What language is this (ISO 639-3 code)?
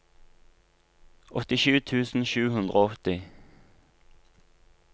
nor